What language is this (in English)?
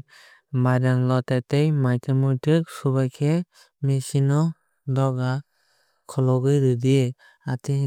Kok Borok